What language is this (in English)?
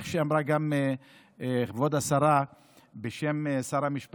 Hebrew